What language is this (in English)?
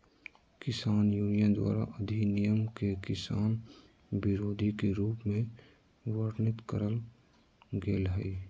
Magahi